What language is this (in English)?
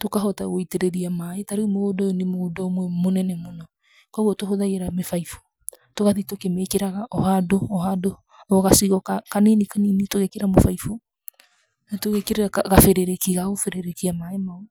Kikuyu